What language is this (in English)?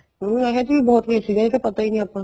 Punjabi